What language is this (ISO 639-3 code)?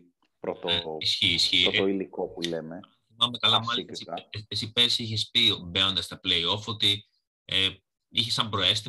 ell